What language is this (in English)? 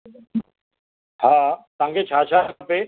Sindhi